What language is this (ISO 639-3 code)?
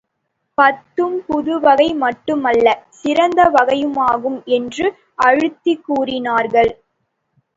tam